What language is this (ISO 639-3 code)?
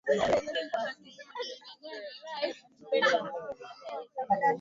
swa